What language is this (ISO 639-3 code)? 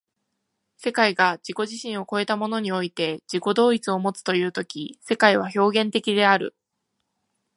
jpn